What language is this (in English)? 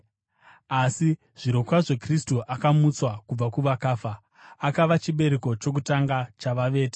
Shona